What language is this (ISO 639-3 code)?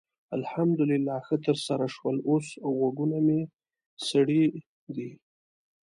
pus